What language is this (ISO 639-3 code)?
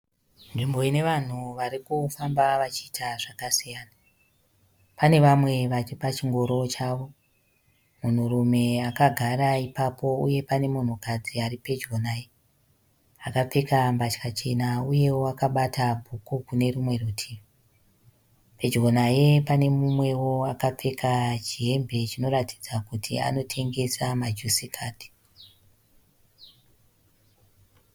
sna